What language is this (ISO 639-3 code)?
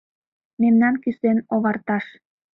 chm